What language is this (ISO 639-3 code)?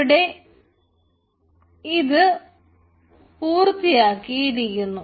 mal